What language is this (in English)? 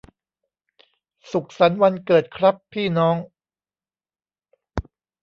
Thai